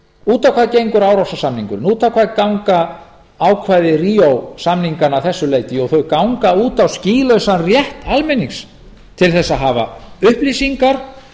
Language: Icelandic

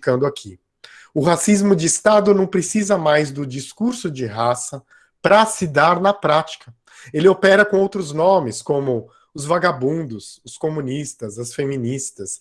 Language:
Portuguese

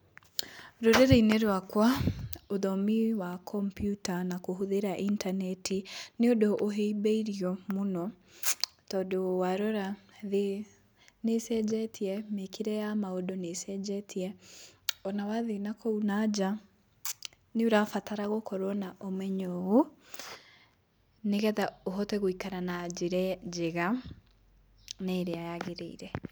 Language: Kikuyu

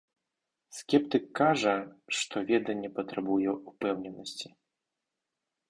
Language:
Belarusian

